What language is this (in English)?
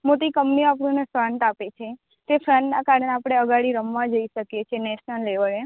Gujarati